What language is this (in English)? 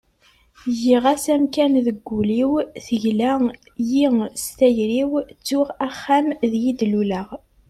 Kabyle